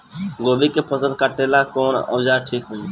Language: Bhojpuri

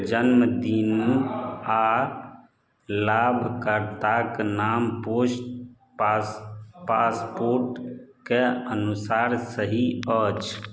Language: Maithili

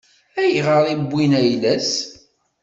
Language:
Kabyle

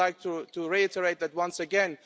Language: English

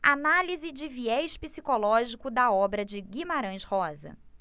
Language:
Portuguese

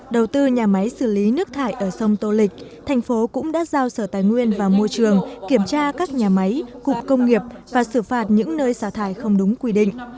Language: Vietnamese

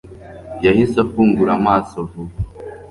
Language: Kinyarwanda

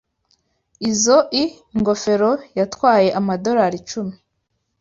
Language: Kinyarwanda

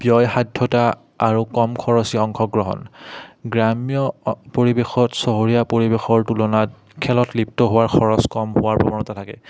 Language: Assamese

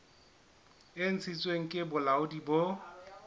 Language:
Southern Sotho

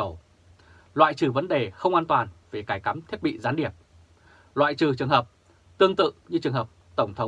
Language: Vietnamese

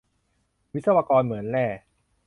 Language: Thai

